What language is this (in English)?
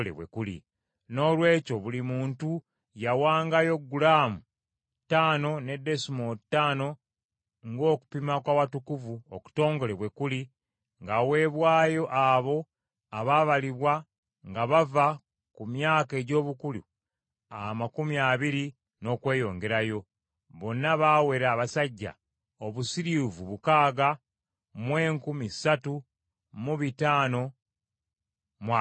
Ganda